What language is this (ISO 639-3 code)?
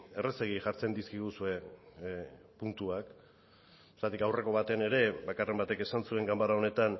eus